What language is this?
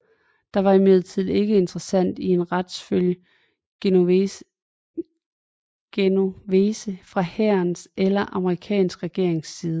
Danish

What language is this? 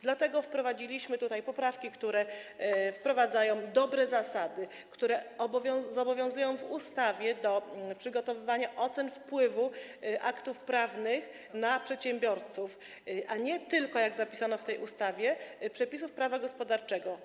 Polish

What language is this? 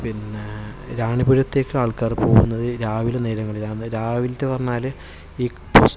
Malayalam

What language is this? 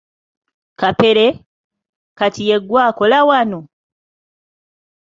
Ganda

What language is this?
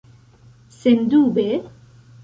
Esperanto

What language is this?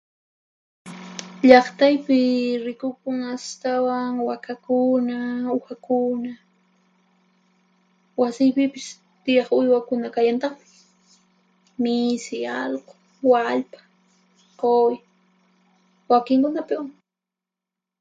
Puno Quechua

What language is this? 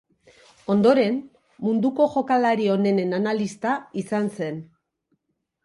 Basque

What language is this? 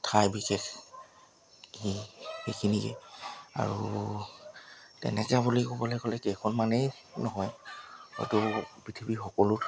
Assamese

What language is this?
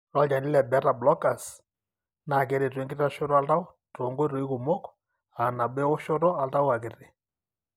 Masai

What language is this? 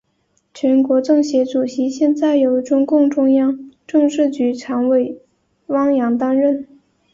Chinese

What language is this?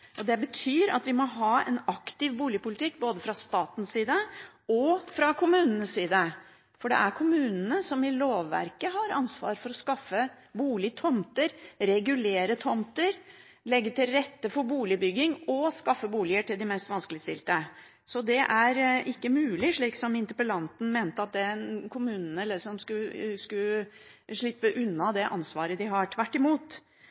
Norwegian Bokmål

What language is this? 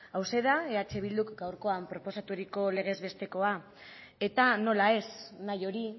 Basque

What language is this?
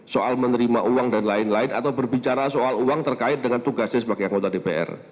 Indonesian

